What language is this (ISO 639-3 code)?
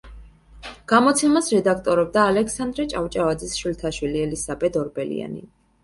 kat